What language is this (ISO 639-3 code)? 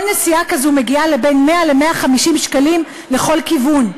heb